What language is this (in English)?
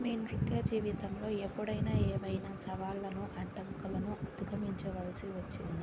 Telugu